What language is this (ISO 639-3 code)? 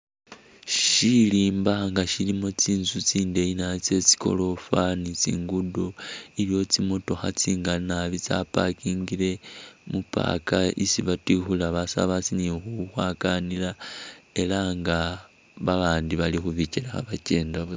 myx